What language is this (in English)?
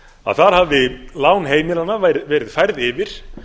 Icelandic